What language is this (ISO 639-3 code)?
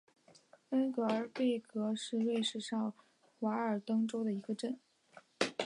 zho